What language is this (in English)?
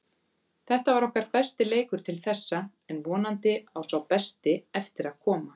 Icelandic